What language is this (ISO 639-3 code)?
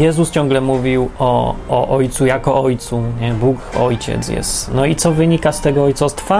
pol